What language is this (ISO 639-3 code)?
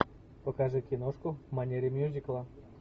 rus